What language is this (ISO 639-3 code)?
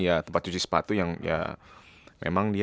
ind